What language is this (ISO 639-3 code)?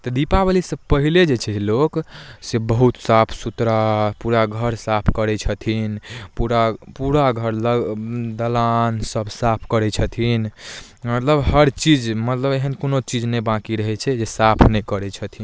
mai